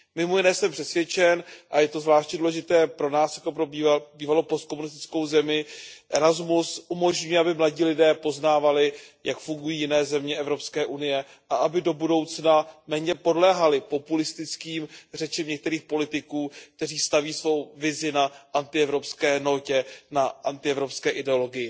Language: Czech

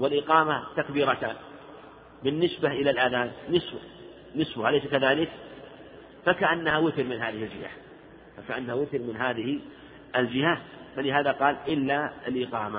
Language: Arabic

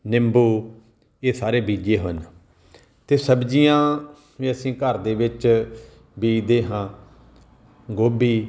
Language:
Punjabi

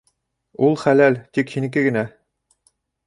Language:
Bashkir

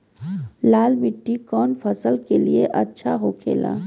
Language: Bhojpuri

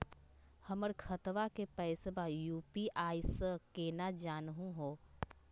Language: Magahi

